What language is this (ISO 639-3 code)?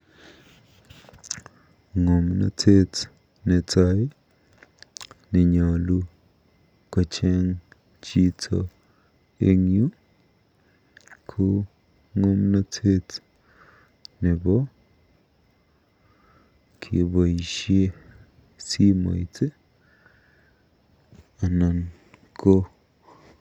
kln